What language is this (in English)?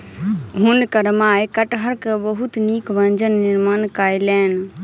Maithili